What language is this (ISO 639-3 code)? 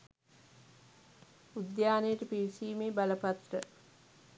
sin